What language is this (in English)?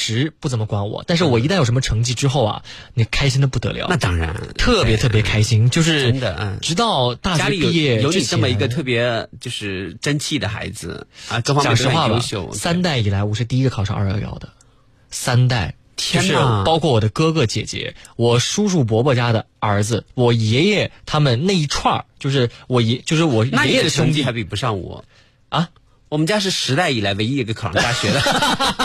Chinese